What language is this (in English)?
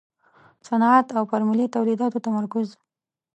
Pashto